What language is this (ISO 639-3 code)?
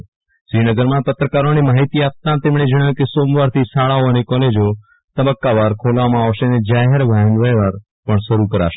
guj